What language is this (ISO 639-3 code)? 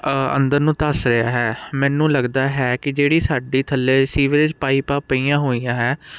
pan